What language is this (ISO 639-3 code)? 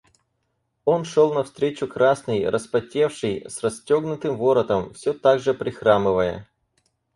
rus